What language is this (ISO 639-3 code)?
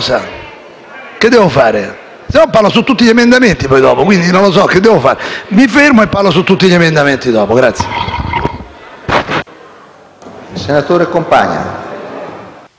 ita